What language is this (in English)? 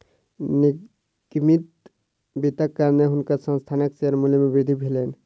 Maithili